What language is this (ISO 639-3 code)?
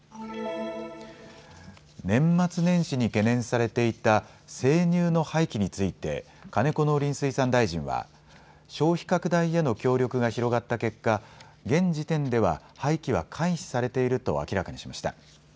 jpn